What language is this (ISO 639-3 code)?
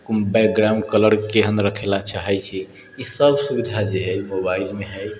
mai